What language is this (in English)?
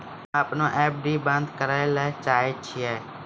Maithili